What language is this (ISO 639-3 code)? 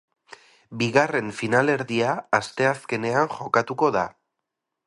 eus